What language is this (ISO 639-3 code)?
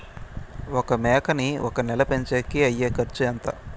tel